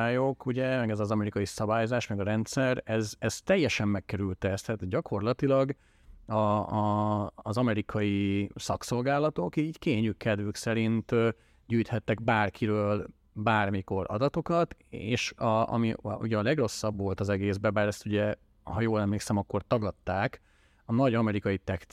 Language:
Hungarian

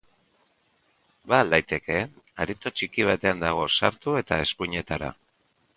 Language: Basque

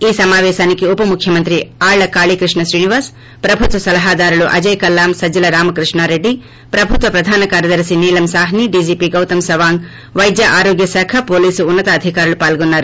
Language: Telugu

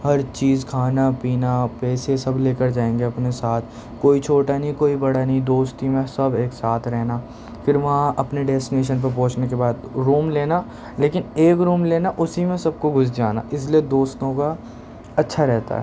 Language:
Urdu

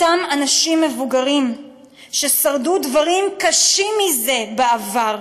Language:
Hebrew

